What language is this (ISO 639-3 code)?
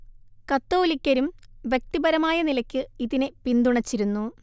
mal